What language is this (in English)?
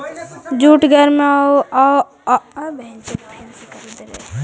Magahi